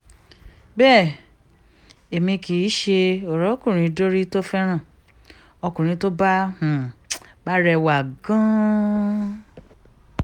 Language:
Yoruba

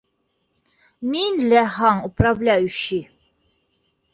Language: Bashkir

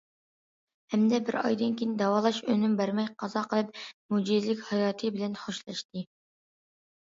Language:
Uyghur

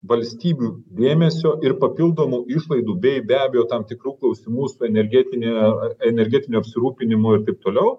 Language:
Lithuanian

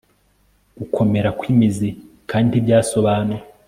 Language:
Kinyarwanda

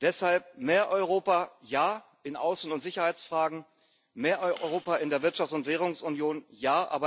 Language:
German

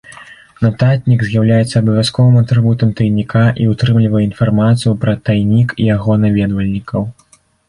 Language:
Belarusian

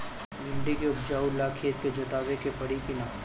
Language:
Bhojpuri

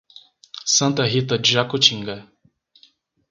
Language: Portuguese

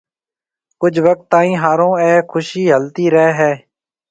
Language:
Marwari (Pakistan)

